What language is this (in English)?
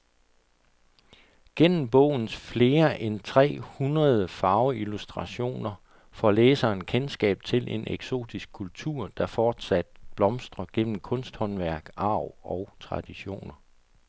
Danish